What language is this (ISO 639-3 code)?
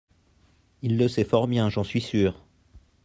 fra